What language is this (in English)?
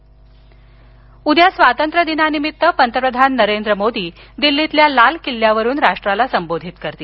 Marathi